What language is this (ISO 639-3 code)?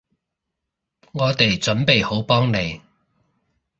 yue